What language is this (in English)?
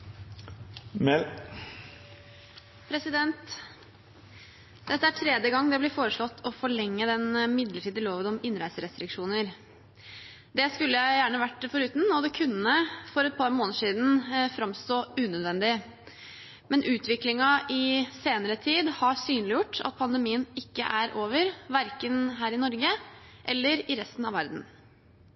Norwegian Bokmål